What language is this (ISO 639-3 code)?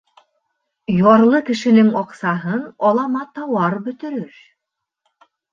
bak